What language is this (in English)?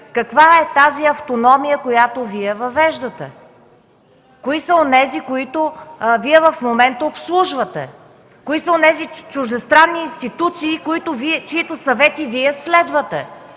Bulgarian